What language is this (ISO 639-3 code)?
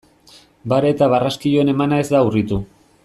eus